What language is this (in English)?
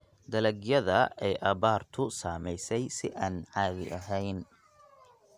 Somali